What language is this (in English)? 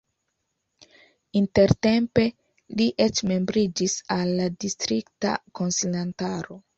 Esperanto